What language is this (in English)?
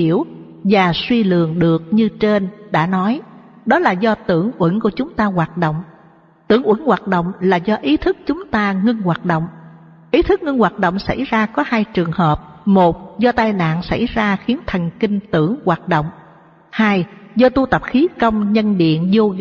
Vietnamese